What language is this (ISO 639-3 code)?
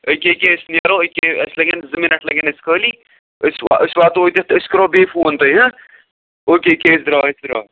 kas